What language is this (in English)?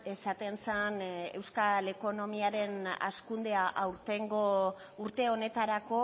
Basque